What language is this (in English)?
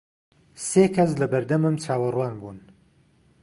Central Kurdish